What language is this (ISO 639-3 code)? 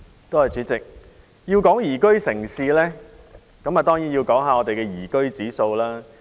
yue